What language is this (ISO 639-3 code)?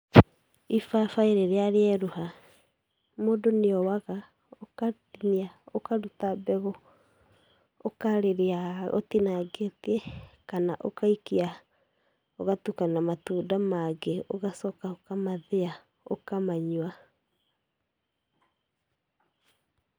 kik